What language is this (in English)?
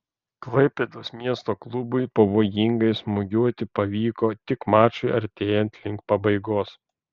Lithuanian